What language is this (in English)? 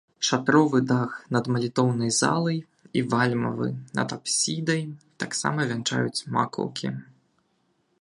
Belarusian